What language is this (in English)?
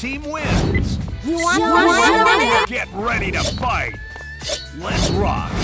English